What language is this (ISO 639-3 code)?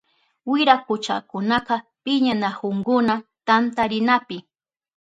qup